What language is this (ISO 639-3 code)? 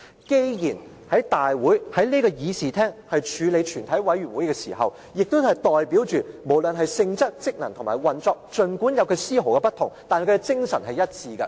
yue